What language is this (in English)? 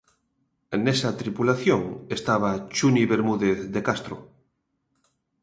Galician